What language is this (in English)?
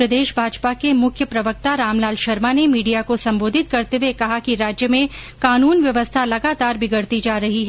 Hindi